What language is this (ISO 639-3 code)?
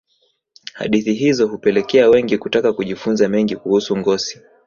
swa